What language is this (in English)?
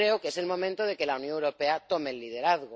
Spanish